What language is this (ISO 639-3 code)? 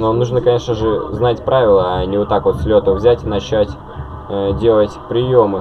rus